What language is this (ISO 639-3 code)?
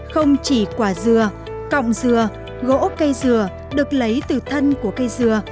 vie